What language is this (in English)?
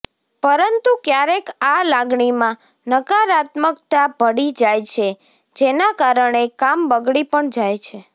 Gujarati